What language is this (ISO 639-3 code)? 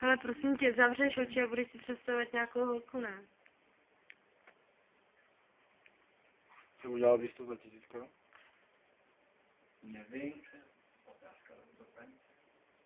ces